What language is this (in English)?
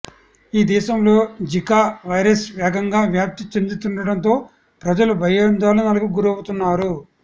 Telugu